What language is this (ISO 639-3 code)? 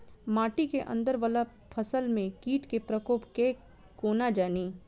mai